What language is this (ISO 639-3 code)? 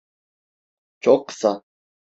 tur